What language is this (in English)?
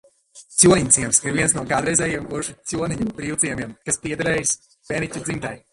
Latvian